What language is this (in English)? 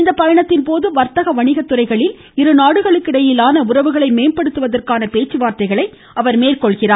Tamil